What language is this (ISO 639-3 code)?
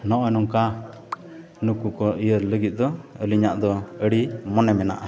sat